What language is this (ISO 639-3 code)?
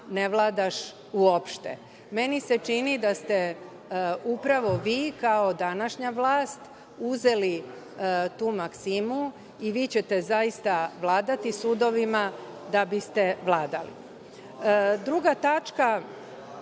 srp